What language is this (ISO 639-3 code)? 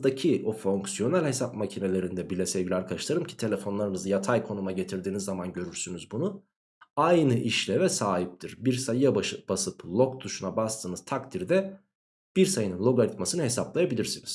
tur